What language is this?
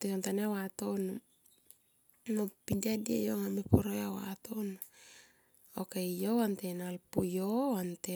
Tomoip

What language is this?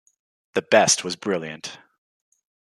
English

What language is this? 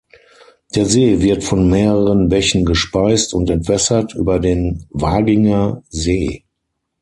German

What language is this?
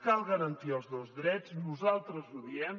Catalan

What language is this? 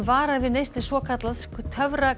Icelandic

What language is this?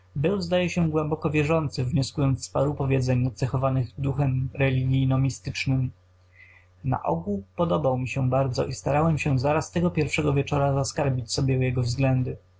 Polish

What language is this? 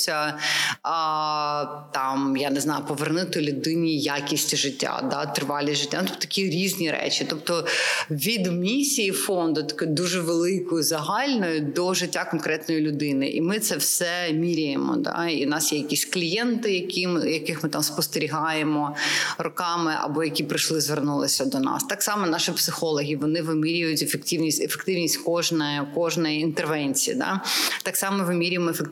Ukrainian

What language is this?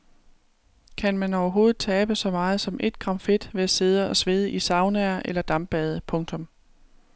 Danish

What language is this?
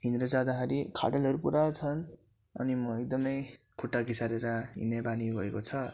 Nepali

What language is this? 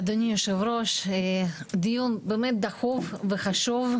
Hebrew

